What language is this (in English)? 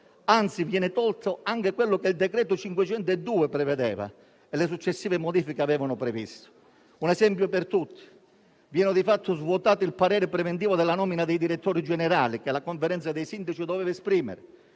Italian